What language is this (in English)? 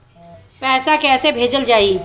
Bhojpuri